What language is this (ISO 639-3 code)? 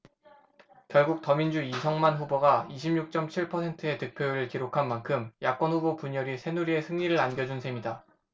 kor